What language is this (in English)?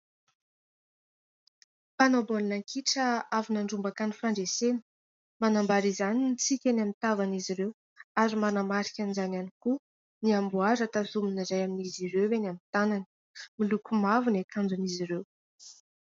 Malagasy